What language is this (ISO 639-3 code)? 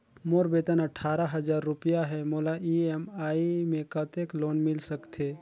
hne